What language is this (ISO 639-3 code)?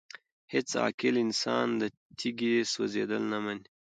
pus